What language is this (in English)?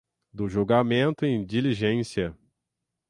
Portuguese